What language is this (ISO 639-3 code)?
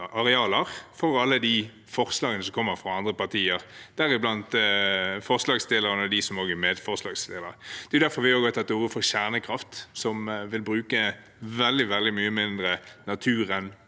nor